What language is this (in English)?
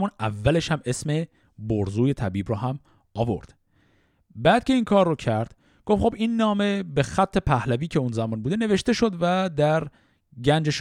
Persian